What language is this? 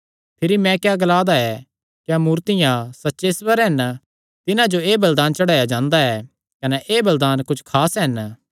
Kangri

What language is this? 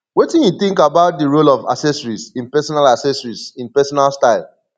Nigerian Pidgin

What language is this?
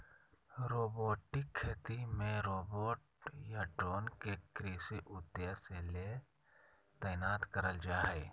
Magahi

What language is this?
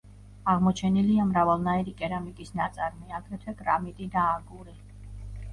Georgian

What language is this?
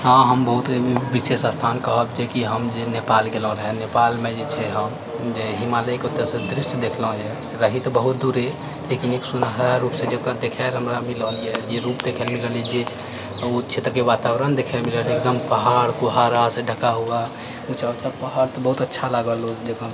Maithili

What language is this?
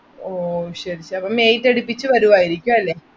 Malayalam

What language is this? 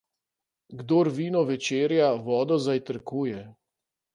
Slovenian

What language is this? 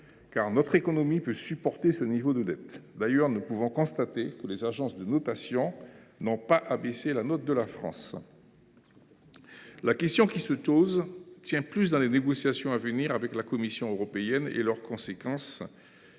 French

